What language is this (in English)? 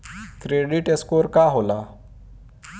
Bhojpuri